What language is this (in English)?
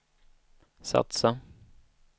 Swedish